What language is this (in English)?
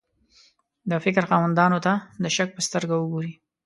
Pashto